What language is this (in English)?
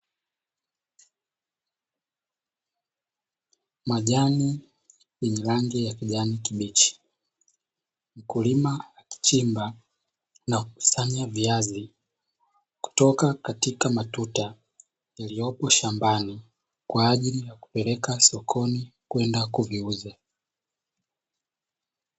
Swahili